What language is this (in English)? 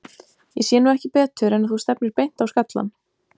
Icelandic